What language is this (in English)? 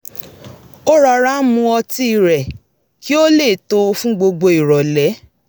Yoruba